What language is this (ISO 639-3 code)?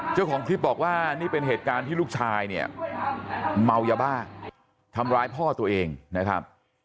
tha